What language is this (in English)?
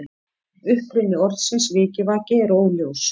Icelandic